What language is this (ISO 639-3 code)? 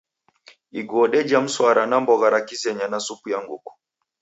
dav